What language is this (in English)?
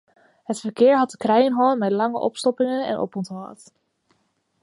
Western Frisian